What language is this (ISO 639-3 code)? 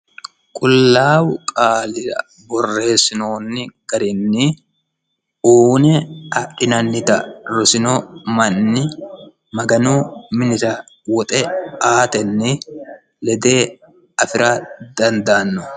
sid